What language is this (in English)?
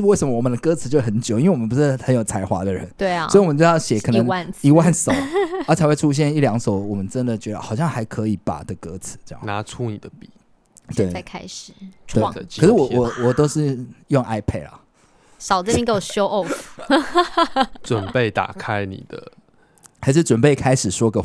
Chinese